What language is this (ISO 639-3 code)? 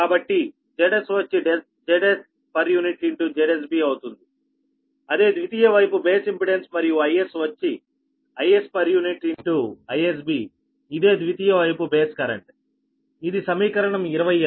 tel